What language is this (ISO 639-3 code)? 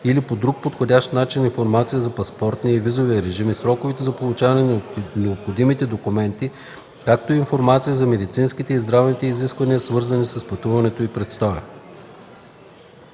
bul